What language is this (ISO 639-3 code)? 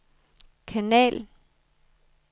dan